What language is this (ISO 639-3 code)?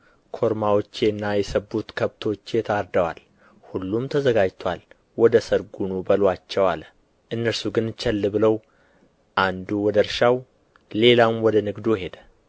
amh